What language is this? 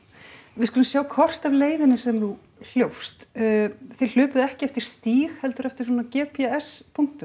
Icelandic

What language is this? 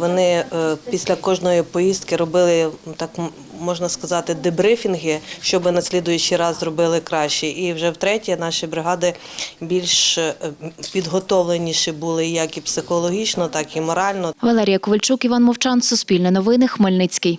Ukrainian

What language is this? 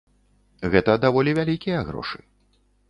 Belarusian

